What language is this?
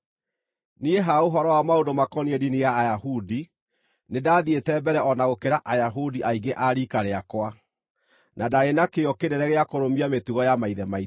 Kikuyu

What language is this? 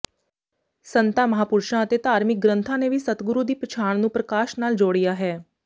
Punjabi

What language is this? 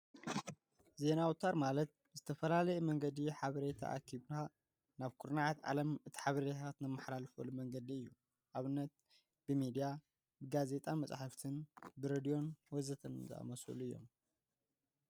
Tigrinya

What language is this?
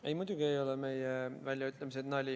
Estonian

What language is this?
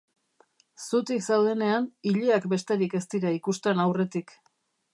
Basque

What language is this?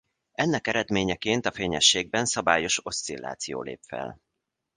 Hungarian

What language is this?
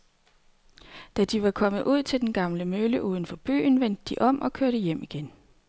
Danish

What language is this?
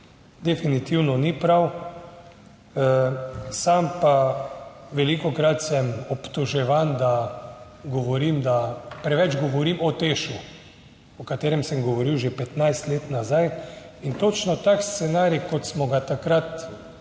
Slovenian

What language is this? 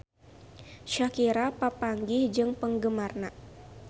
Sundanese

